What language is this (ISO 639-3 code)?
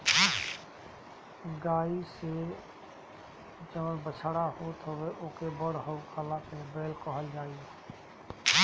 bho